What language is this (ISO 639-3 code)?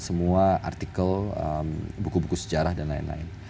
ind